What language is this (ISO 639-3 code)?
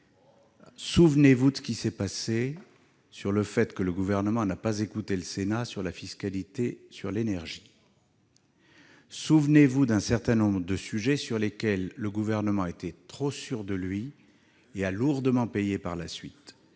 fra